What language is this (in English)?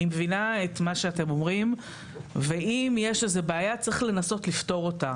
Hebrew